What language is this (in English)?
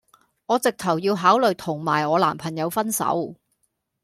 Cantonese